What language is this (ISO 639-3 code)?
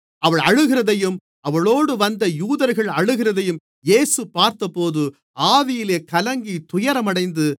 tam